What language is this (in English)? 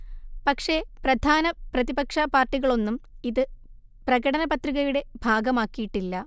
Malayalam